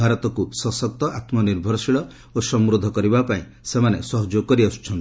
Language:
Odia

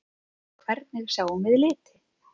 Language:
Icelandic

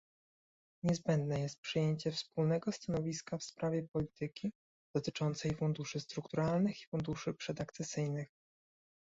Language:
Polish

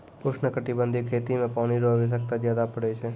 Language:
Maithili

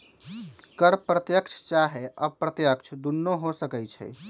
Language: Magahi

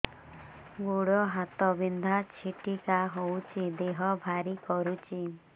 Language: Odia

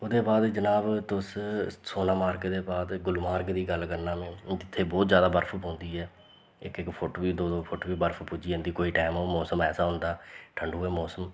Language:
Dogri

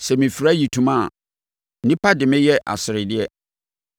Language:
Akan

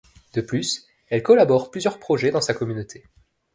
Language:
French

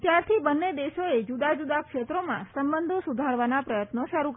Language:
Gujarati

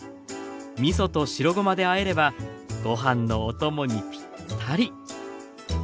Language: Japanese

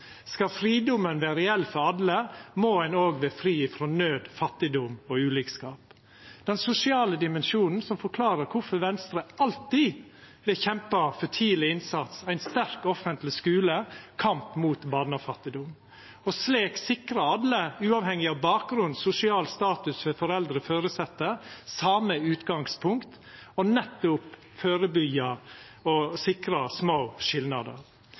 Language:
Norwegian Nynorsk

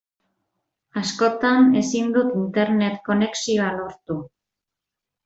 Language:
Basque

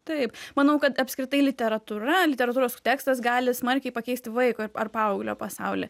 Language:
Lithuanian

